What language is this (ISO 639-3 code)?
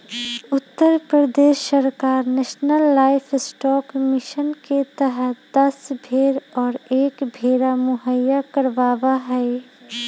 mag